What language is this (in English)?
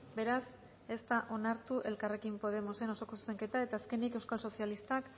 Basque